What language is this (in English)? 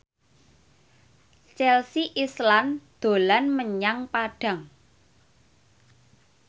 Javanese